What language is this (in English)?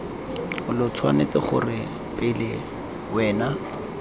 Tswana